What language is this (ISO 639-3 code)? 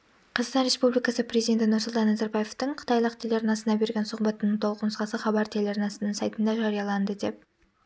kaz